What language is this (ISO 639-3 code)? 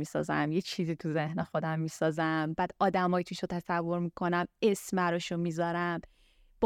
fas